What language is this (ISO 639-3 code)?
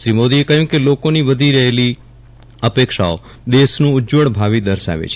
guj